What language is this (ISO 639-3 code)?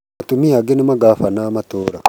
kik